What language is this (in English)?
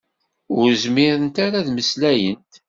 Kabyle